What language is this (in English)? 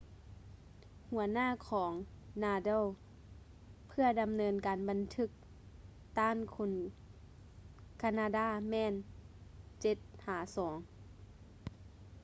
Lao